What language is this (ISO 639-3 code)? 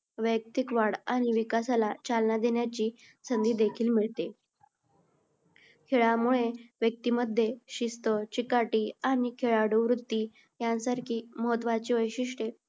mar